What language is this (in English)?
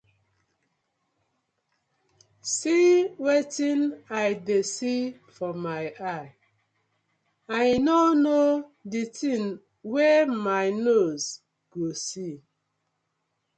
Nigerian Pidgin